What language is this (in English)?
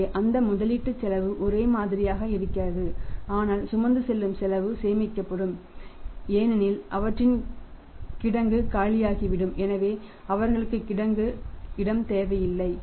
Tamil